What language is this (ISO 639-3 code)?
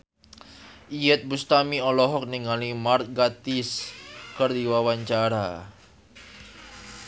sun